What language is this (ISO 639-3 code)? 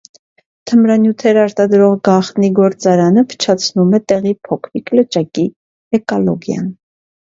hye